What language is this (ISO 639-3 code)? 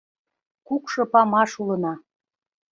chm